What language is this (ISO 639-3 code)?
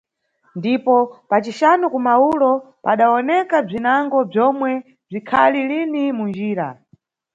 nyu